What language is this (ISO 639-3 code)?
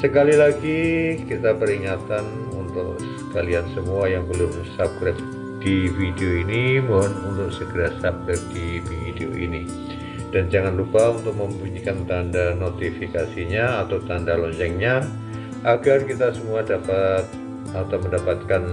ind